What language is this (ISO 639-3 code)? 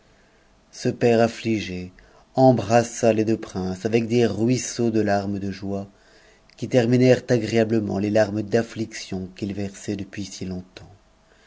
fra